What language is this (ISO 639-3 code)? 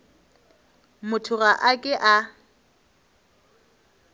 nso